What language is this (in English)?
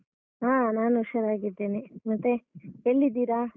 Kannada